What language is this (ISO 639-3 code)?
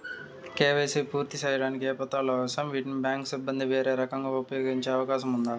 tel